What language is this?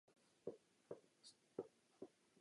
Czech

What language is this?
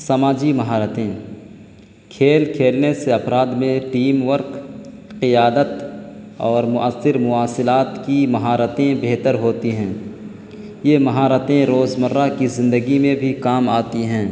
Urdu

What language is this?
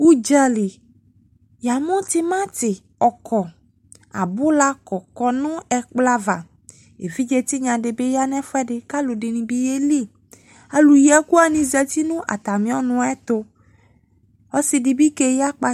Ikposo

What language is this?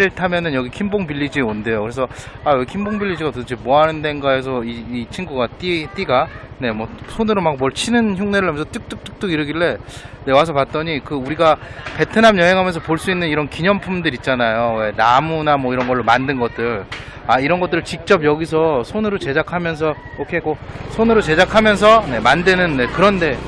Korean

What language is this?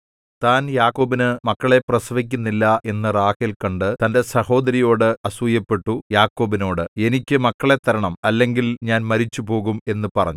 Malayalam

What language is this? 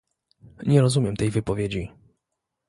Polish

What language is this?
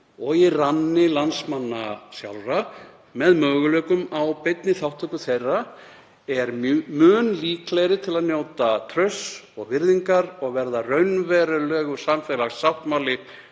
Icelandic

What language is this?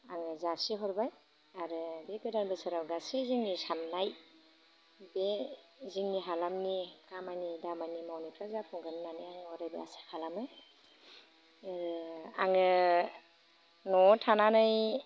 Bodo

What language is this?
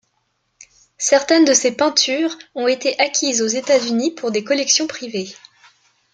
French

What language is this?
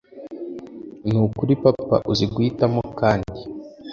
Kinyarwanda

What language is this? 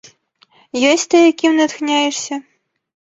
Belarusian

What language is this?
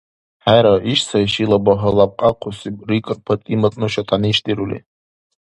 Dargwa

